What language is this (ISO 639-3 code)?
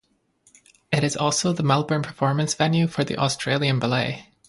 eng